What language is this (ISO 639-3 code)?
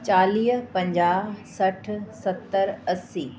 snd